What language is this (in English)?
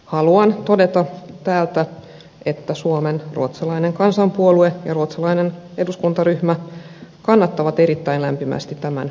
Finnish